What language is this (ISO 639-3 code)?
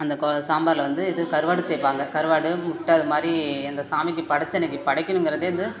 tam